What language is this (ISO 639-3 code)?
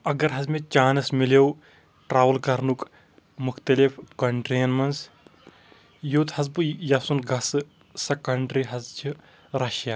kas